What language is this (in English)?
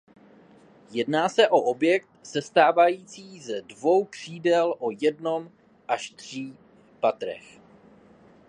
Czech